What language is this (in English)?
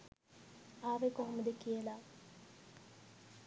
Sinhala